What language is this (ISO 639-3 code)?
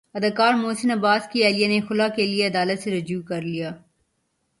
urd